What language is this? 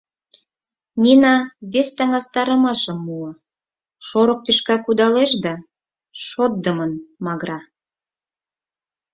Mari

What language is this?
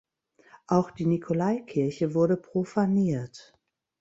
German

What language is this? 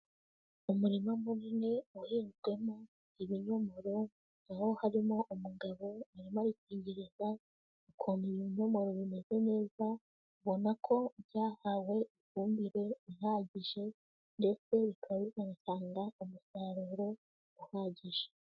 Kinyarwanda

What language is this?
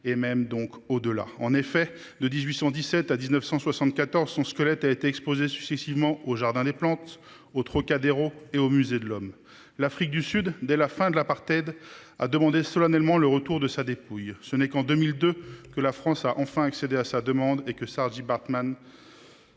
French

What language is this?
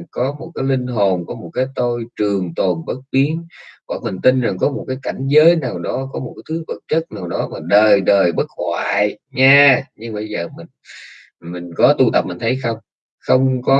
Vietnamese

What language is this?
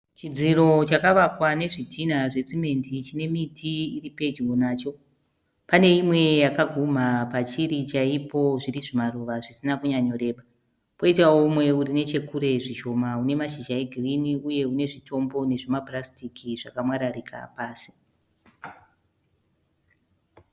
Shona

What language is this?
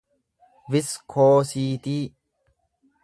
Oromo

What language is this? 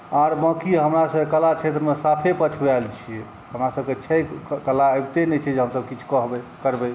Maithili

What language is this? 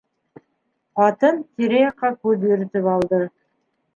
Bashkir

